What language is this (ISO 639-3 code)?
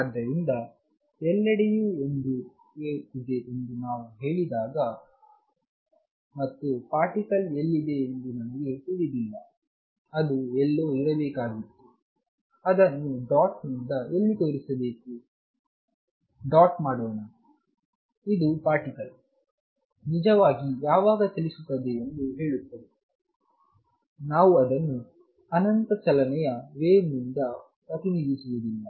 kan